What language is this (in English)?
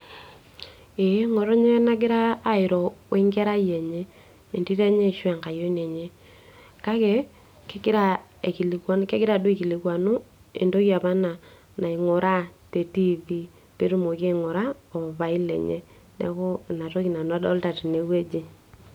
Masai